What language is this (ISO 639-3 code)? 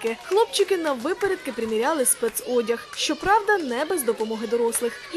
ukr